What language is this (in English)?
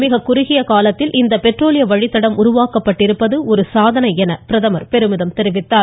Tamil